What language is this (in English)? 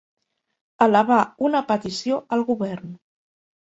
Catalan